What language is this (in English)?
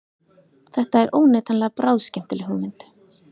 Icelandic